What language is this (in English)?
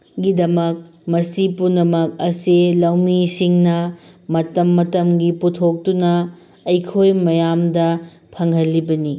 Manipuri